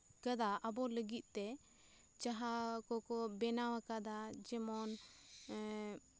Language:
Santali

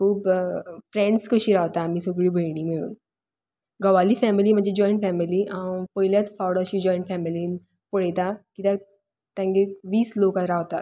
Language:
Konkani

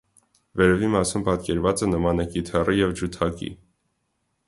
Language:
Armenian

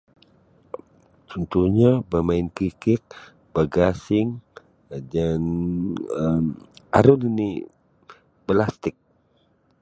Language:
Sabah Bisaya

